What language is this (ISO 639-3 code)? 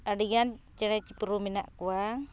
sat